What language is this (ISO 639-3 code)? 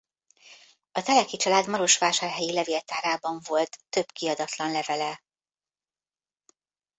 hun